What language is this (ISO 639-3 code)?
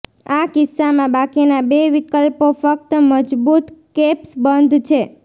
guj